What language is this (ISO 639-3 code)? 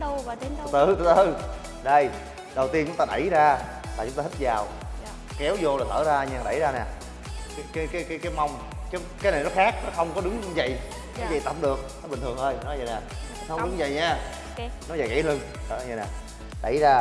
vie